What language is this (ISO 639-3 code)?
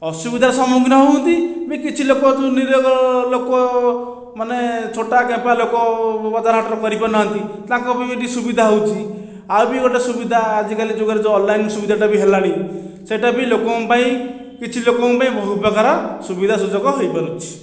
ori